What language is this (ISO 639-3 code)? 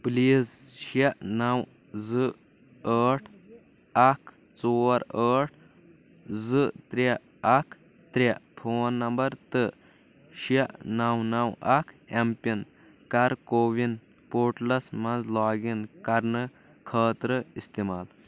kas